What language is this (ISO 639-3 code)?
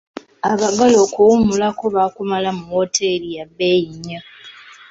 lug